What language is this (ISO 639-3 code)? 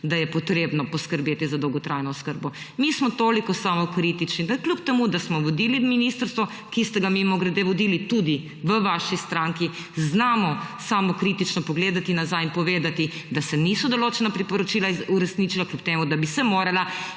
slv